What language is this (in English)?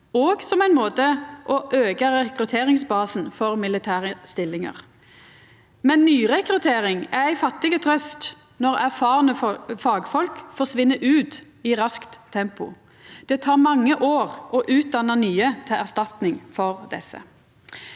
Norwegian